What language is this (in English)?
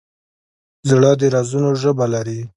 Pashto